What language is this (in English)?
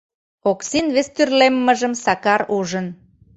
Mari